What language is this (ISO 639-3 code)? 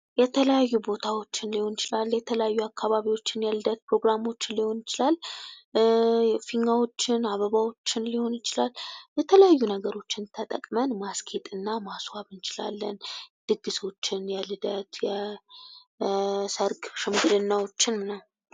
amh